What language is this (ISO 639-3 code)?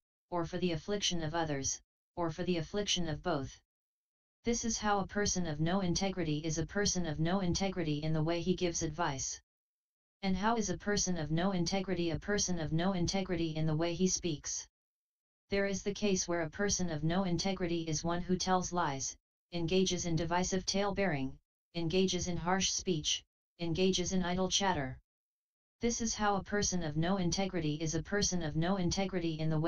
eng